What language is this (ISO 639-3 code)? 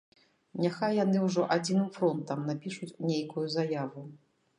bel